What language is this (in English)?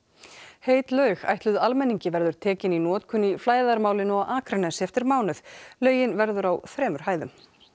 Icelandic